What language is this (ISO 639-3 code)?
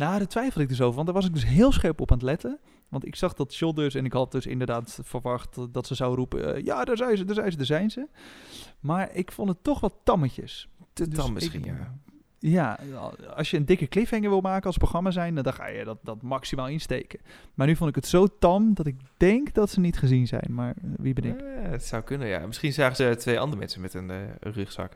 nld